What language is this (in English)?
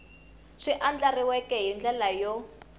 Tsonga